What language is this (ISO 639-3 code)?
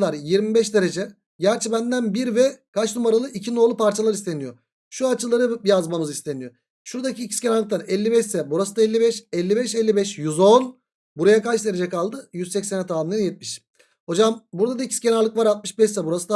tur